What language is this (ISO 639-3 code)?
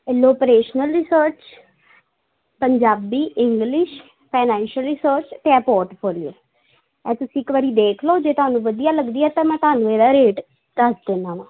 pan